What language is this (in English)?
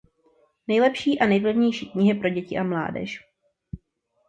Czech